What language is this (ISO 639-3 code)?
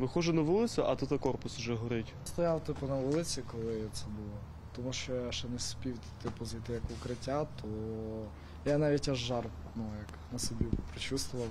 ukr